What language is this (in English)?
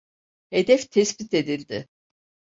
Turkish